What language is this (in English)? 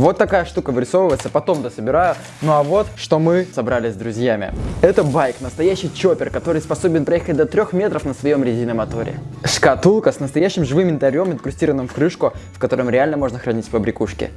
Russian